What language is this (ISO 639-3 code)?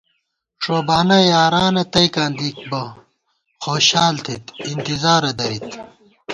gwt